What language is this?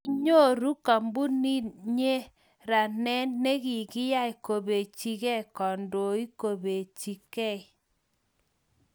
Kalenjin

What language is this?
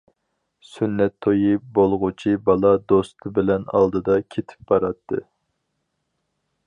Uyghur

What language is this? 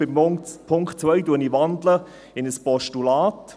Swiss German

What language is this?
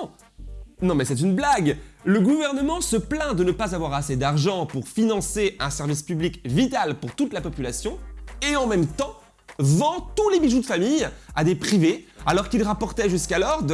French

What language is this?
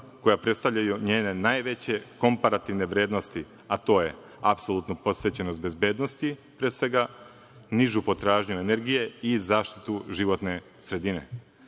Serbian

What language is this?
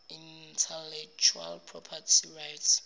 Zulu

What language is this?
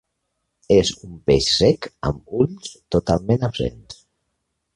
Catalan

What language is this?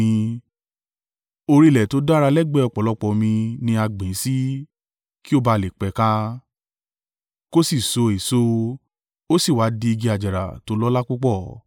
Yoruba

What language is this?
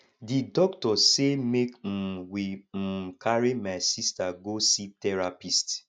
Nigerian Pidgin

